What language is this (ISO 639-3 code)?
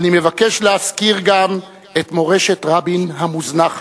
heb